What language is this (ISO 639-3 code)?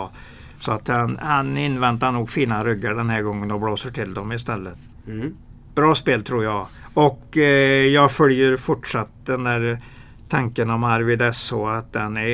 swe